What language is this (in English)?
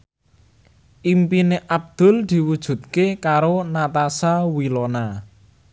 Javanese